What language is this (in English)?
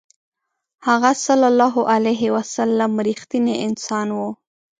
Pashto